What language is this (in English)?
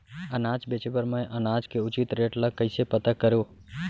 Chhattisgarhi